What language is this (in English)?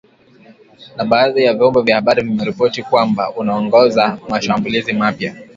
Swahili